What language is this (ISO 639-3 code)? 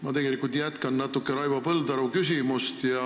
est